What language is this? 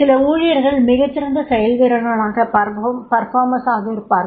Tamil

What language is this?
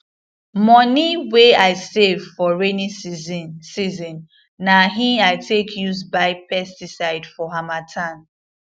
Nigerian Pidgin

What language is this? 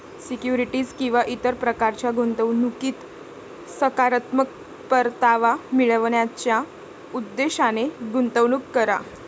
Marathi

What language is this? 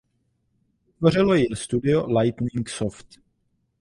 Czech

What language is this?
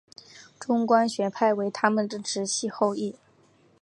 Chinese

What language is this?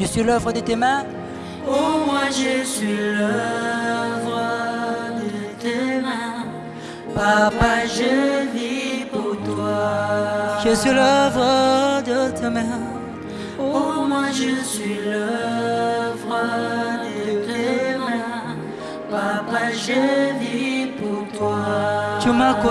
French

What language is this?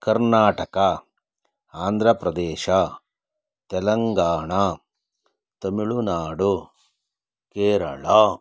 Kannada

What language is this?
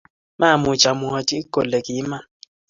Kalenjin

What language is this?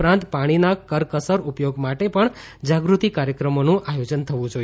Gujarati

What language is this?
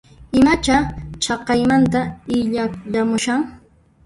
Puno Quechua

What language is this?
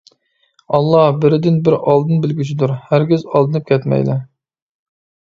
Uyghur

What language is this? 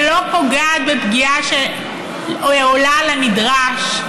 Hebrew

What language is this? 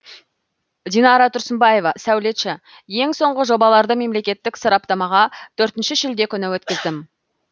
Kazakh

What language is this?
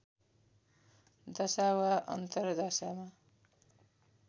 Nepali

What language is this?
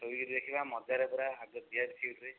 Odia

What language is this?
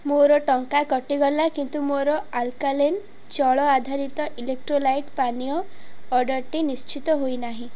Odia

